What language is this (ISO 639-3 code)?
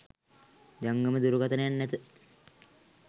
sin